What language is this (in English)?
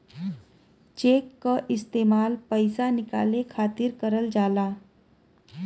Bhojpuri